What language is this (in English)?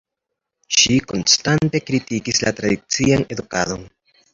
Esperanto